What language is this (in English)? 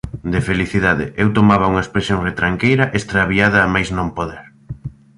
Galician